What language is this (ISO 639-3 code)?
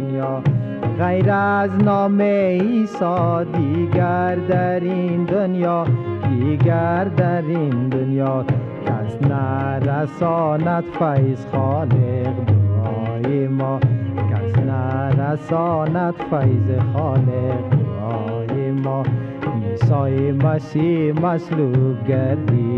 fas